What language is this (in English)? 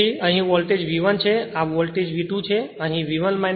Gujarati